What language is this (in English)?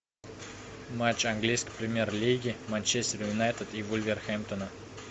Russian